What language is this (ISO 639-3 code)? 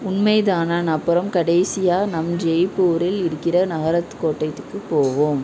tam